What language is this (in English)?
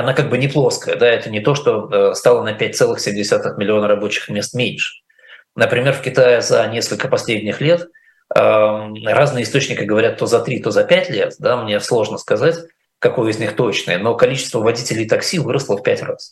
Russian